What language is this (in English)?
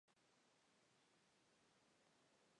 Spanish